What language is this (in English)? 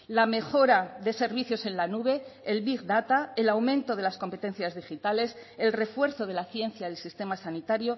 Spanish